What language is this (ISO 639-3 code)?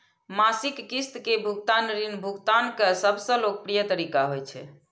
mai